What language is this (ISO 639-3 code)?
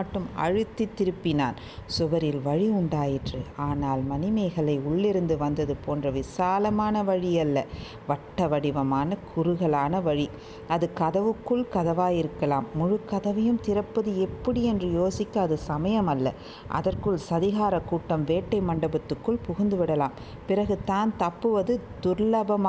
tam